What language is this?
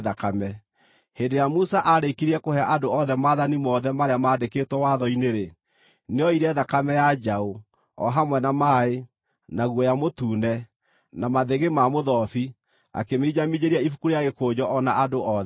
Kikuyu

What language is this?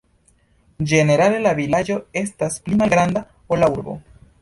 Esperanto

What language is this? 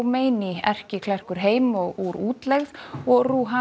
Icelandic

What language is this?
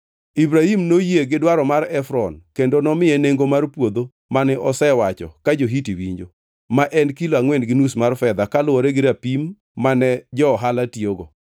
Luo (Kenya and Tanzania)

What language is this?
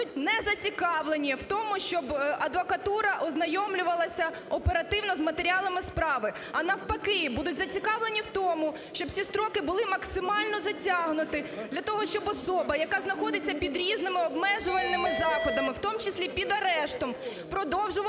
Ukrainian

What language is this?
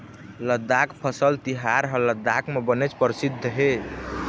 Chhattisgarhi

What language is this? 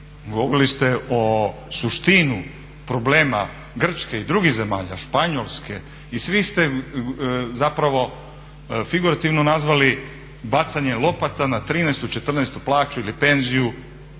Croatian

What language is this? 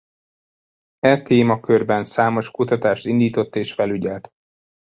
Hungarian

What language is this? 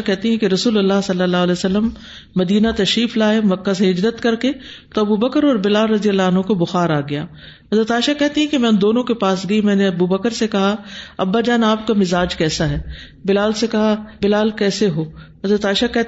Urdu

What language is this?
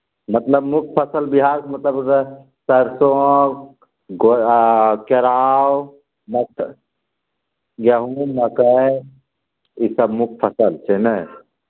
Maithili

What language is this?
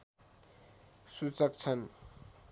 Nepali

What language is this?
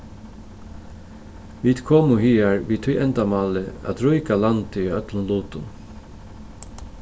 Faroese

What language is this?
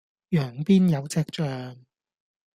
Cantonese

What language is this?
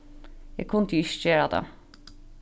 Faroese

